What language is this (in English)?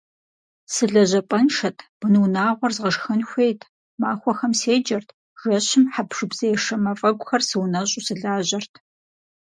Kabardian